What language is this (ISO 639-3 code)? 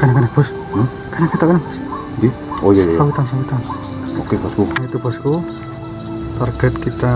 ind